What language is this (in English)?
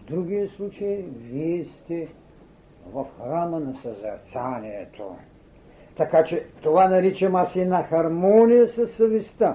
Bulgarian